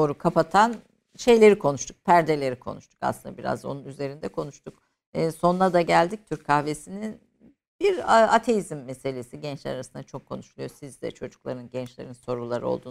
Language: Turkish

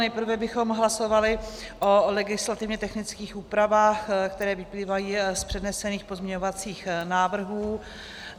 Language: Czech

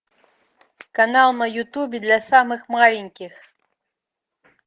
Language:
Russian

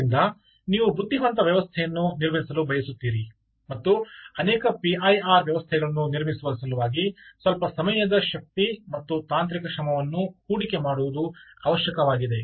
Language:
Kannada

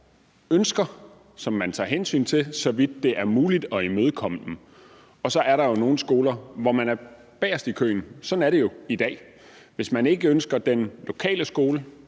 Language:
Danish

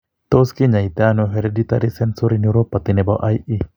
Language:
Kalenjin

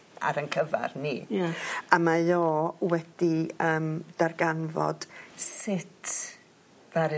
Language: Welsh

